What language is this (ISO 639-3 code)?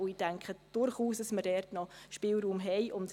gsw